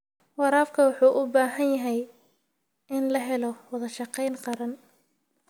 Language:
Somali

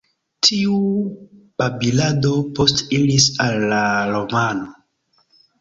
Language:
Esperanto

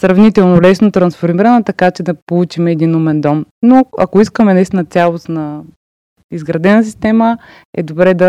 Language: Bulgarian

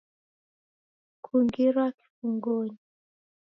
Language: Taita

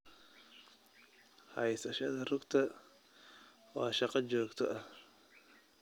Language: Somali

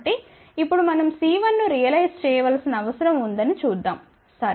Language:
Telugu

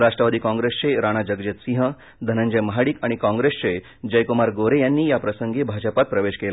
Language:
Marathi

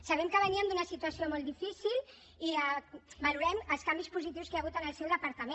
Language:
Catalan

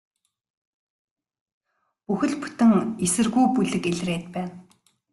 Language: Mongolian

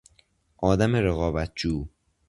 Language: Persian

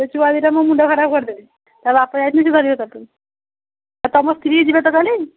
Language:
Odia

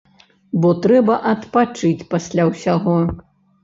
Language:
Belarusian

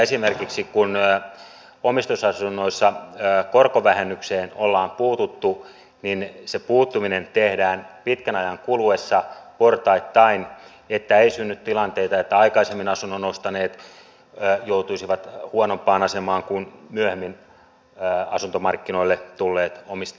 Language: Finnish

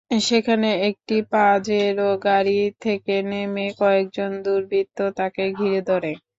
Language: Bangla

